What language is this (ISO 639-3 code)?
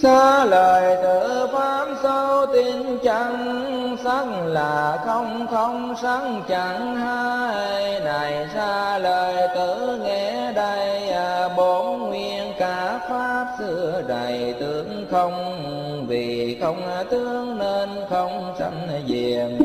vie